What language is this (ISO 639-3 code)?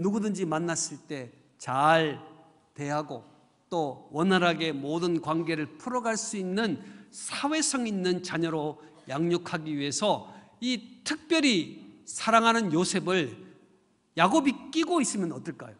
kor